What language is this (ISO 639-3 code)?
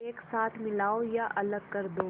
hin